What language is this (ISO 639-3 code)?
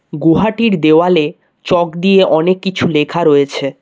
ben